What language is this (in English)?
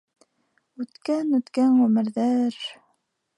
Bashkir